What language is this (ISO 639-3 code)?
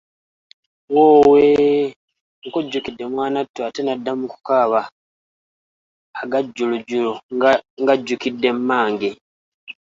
lug